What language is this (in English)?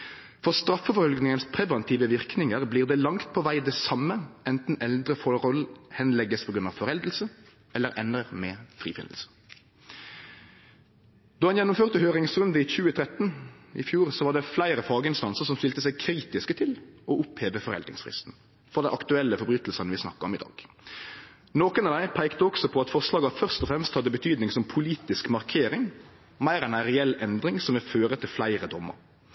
Norwegian Nynorsk